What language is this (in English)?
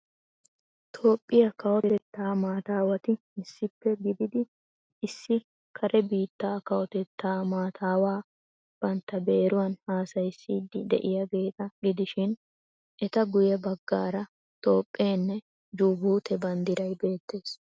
Wolaytta